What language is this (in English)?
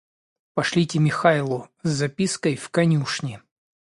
Russian